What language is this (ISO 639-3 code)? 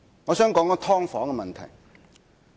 yue